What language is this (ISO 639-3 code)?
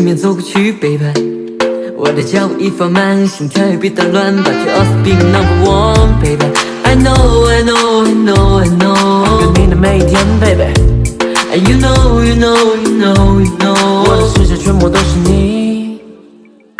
zho